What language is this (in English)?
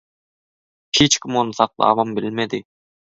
Turkmen